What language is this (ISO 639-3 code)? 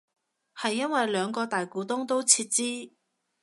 yue